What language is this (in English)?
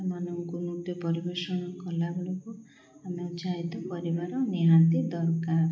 Odia